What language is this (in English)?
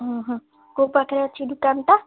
Odia